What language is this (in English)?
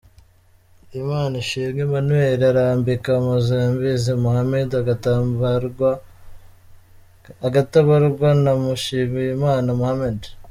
Kinyarwanda